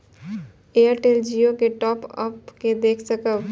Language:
Maithili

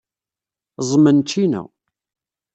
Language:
Kabyle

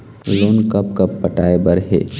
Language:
Chhattisgarhi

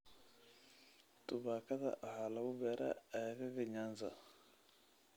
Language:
Somali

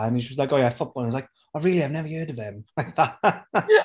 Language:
Welsh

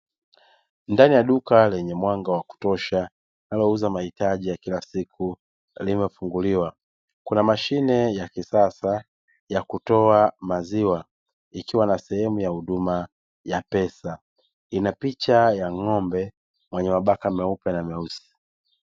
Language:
Swahili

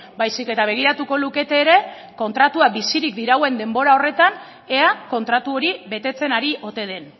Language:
Basque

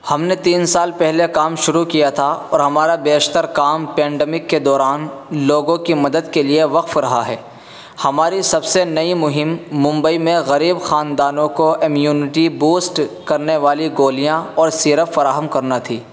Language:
Urdu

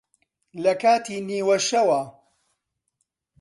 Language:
Central Kurdish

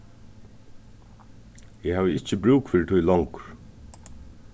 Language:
Faroese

